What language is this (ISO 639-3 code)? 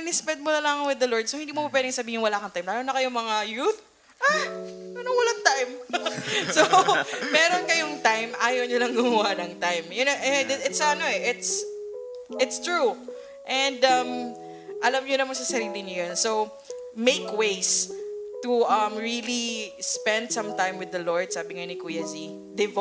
fil